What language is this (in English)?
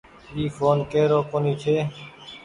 Goaria